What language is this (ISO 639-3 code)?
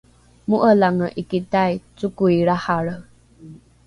dru